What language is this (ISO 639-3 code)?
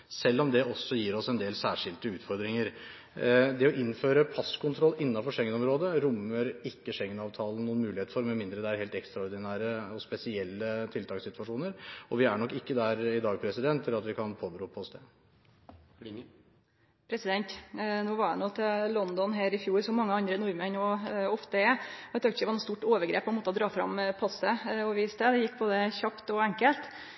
nor